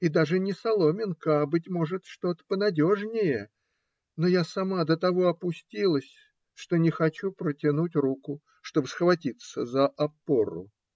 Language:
Russian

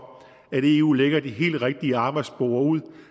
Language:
Danish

